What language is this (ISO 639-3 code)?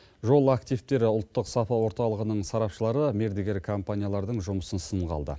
kaz